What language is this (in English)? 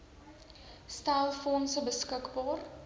Afrikaans